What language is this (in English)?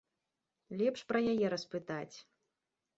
Belarusian